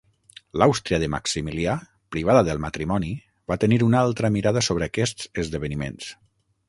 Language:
Catalan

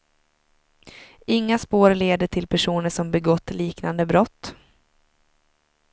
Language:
Swedish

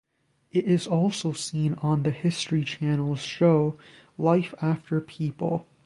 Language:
English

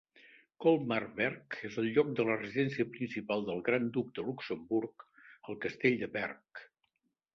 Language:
Catalan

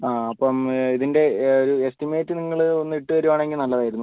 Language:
Malayalam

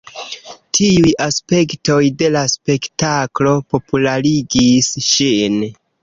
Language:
Esperanto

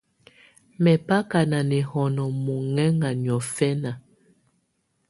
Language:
Tunen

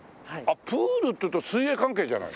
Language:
Japanese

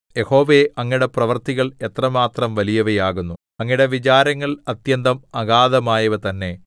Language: Malayalam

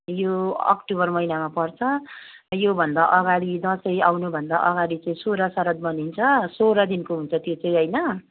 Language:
Nepali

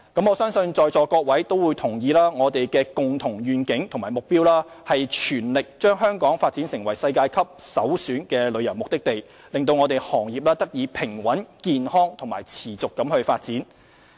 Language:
Cantonese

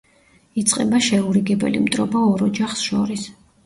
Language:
Georgian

